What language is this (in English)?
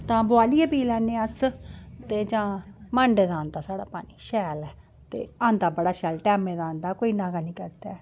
Dogri